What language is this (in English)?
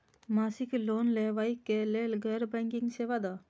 Maithili